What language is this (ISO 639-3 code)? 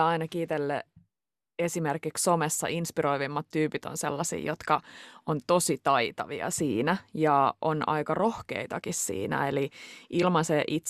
fin